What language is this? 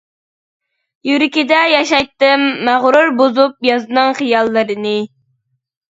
Uyghur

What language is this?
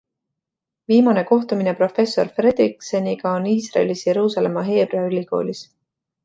Estonian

